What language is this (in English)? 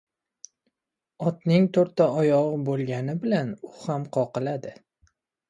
Uzbek